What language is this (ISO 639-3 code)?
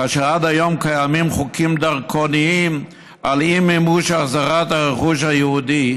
heb